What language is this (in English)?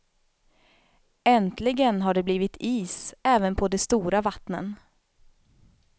Swedish